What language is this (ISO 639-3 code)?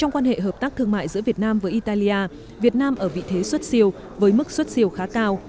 vie